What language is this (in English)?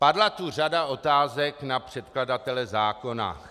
Czech